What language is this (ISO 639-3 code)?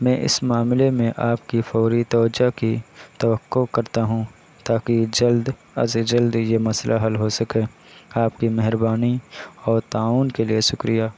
urd